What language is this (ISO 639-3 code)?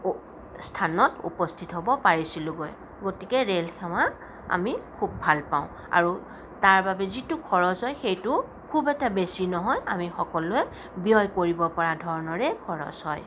asm